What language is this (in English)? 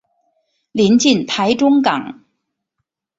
Chinese